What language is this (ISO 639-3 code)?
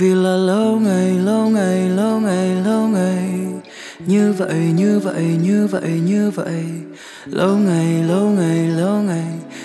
vie